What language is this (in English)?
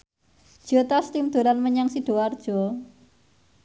Javanese